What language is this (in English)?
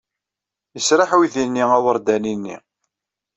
Kabyle